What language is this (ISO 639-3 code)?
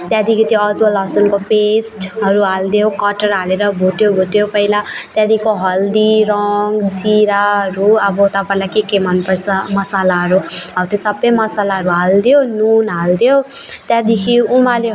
nep